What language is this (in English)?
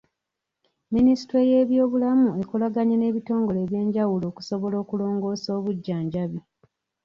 Ganda